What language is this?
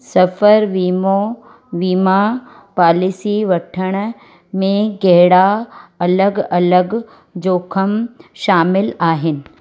Sindhi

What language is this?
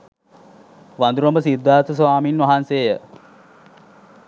Sinhala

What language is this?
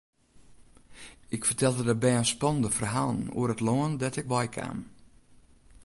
Western Frisian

